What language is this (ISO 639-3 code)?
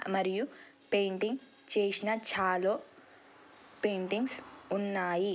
tel